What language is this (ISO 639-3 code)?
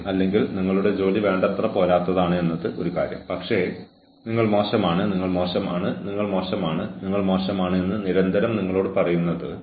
mal